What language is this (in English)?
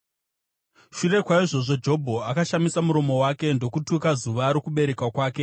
Shona